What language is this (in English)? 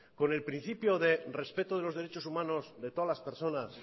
Spanish